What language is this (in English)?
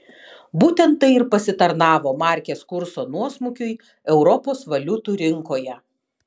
Lithuanian